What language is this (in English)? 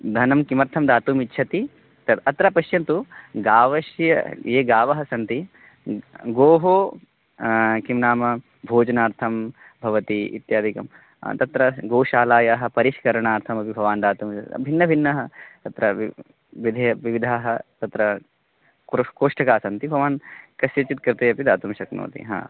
Sanskrit